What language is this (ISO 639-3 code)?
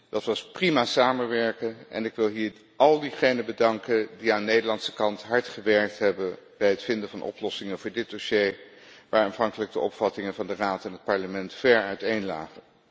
nld